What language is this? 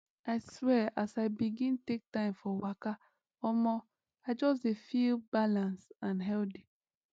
Nigerian Pidgin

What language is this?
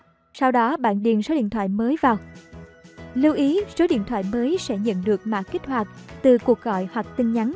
Vietnamese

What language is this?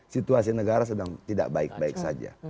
Indonesian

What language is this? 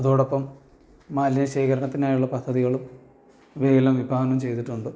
Malayalam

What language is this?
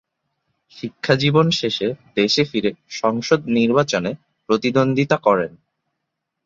Bangla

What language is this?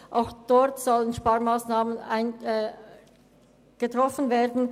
Swiss German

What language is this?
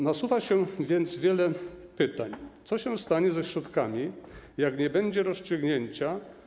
Polish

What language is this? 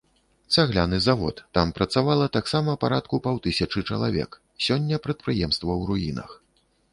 Belarusian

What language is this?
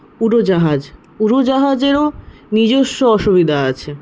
Bangla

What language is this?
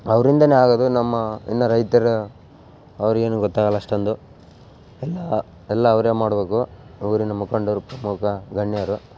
Kannada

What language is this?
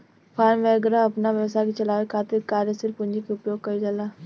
Bhojpuri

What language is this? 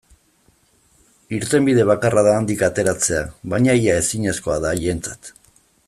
Basque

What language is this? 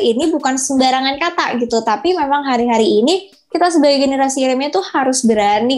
Indonesian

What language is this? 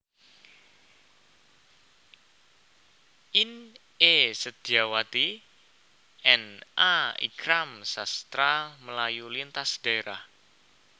Javanese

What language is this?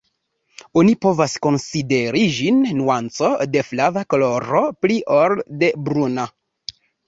Esperanto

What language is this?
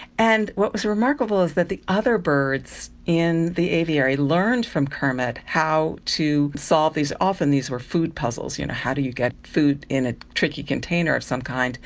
English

